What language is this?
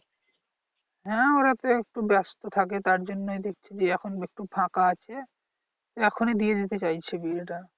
Bangla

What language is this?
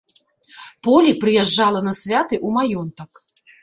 Belarusian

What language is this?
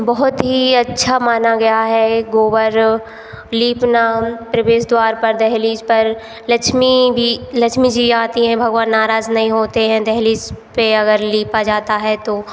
Hindi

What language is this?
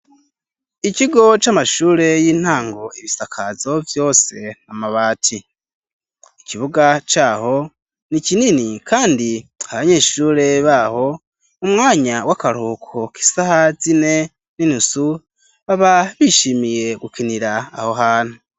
Rundi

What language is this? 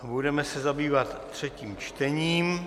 Czech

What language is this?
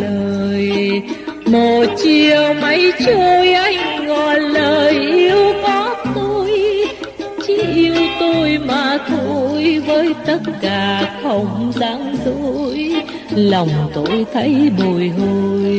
Vietnamese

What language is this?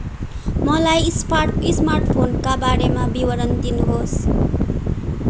Nepali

